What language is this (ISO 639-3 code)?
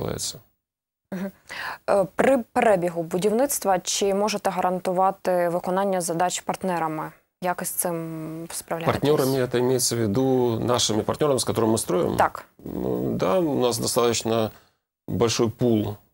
rus